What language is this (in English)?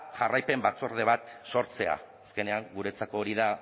Basque